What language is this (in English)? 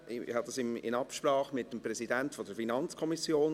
Swiss German